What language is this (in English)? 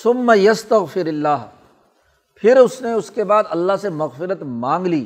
Urdu